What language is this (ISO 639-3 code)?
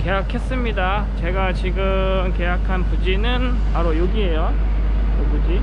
kor